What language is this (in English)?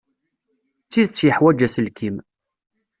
Kabyle